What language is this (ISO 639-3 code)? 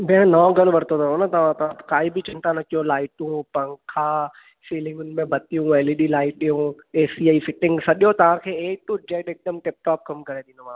snd